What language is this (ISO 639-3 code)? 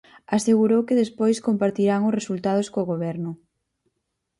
glg